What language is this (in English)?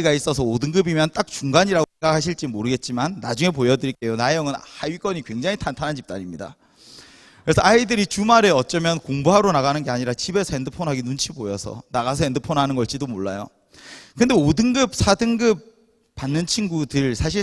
Korean